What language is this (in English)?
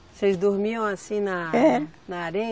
Portuguese